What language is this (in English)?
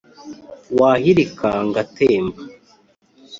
Kinyarwanda